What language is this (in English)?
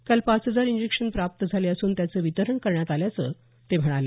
Marathi